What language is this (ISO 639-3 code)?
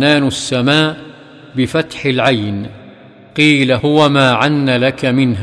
ara